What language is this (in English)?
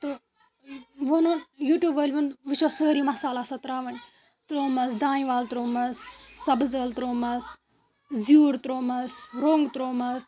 Kashmiri